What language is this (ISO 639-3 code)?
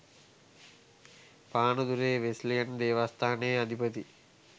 sin